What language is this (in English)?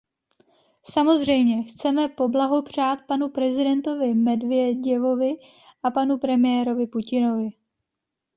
Czech